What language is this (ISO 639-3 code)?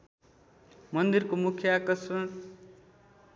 nep